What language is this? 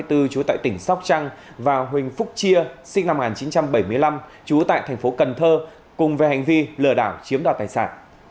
Vietnamese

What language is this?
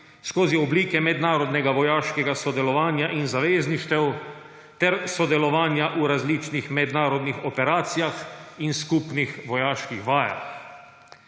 Slovenian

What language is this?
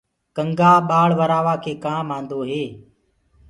Gurgula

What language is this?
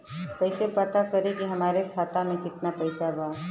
Bhojpuri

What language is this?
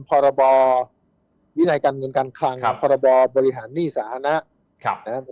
Thai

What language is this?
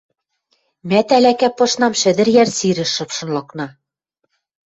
Western Mari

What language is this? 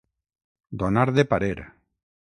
Catalan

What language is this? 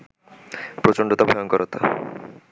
Bangla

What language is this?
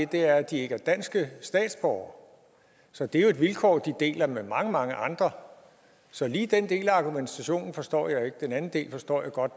Danish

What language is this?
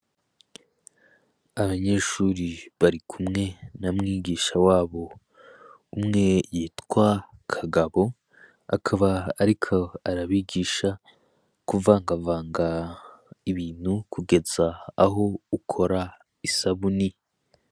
Rundi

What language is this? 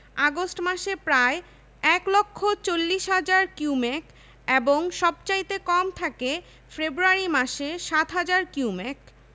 Bangla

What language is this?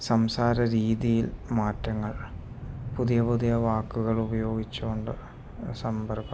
Malayalam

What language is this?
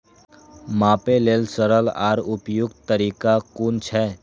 Maithili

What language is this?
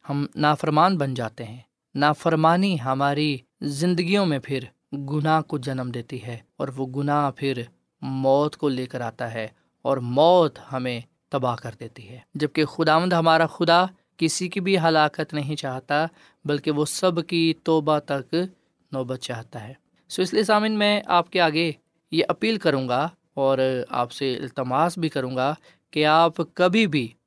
Urdu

